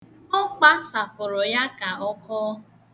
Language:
Igbo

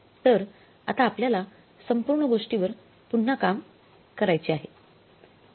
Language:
Marathi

